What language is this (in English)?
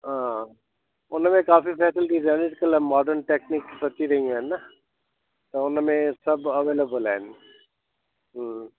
Sindhi